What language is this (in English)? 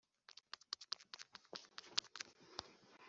Kinyarwanda